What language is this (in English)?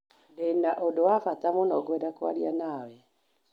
Kikuyu